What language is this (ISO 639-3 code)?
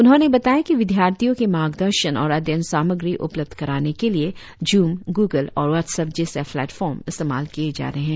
hin